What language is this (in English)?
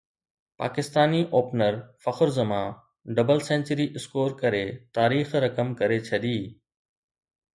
Sindhi